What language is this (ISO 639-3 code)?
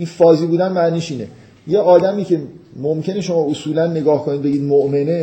fas